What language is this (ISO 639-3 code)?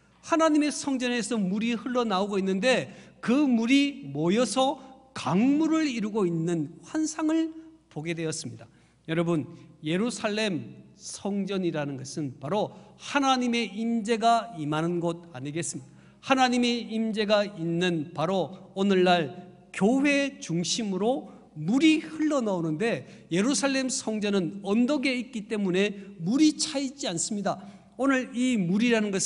kor